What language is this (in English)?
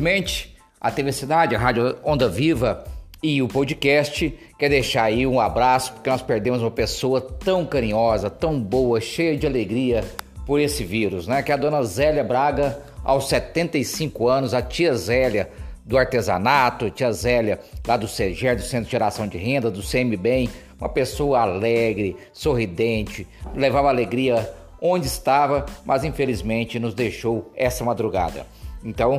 Portuguese